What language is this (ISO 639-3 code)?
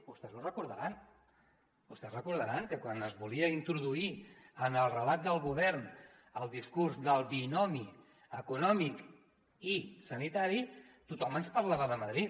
cat